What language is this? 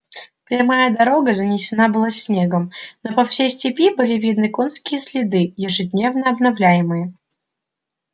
Russian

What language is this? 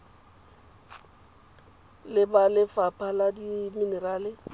Tswana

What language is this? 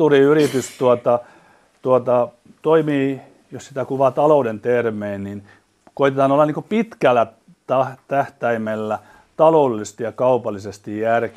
Finnish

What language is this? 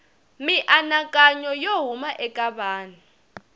Tsonga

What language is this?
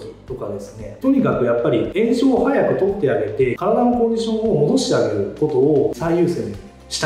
Japanese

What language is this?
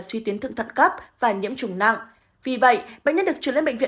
Vietnamese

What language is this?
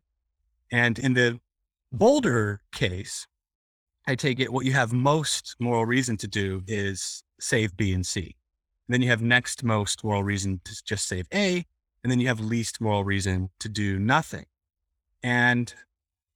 English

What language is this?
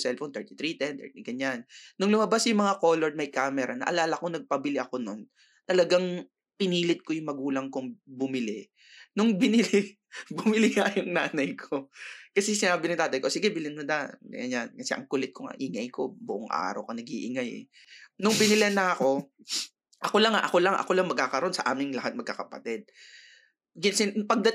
Filipino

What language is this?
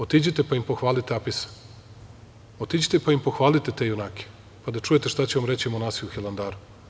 Serbian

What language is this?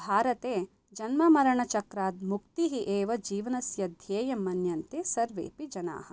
Sanskrit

